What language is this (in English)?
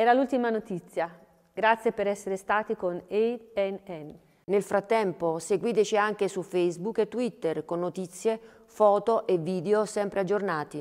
Italian